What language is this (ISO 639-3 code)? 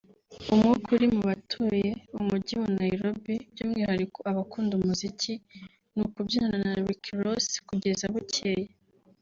kin